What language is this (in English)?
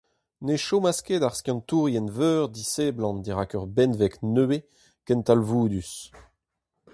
Breton